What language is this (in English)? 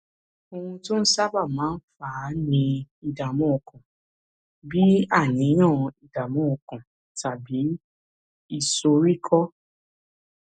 Yoruba